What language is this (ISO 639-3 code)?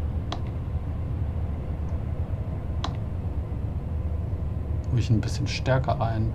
deu